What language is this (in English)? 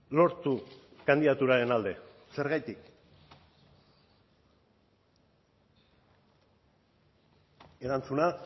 Basque